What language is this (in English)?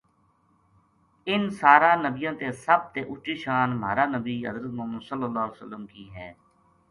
Gujari